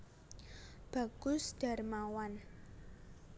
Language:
Javanese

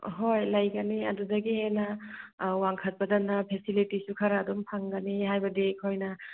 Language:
Manipuri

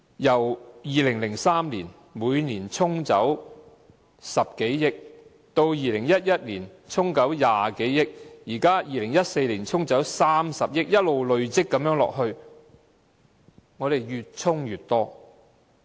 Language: Cantonese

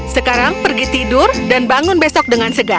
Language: Indonesian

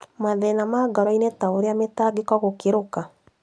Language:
Kikuyu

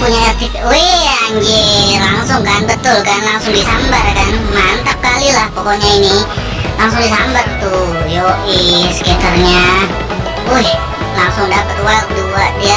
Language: Indonesian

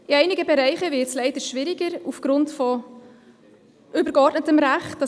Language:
Swiss German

